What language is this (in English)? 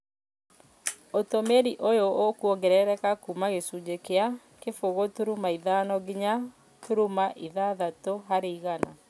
Kikuyu